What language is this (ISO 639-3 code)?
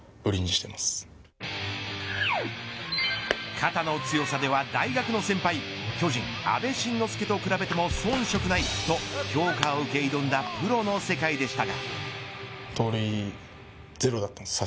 jpn